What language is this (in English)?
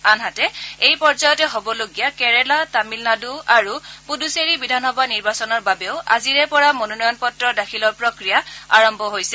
Assamese